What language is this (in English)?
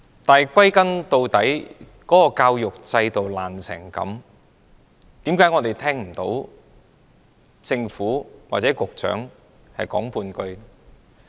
Cantonese